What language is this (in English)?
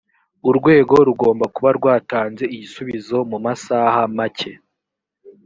Kinyarwanda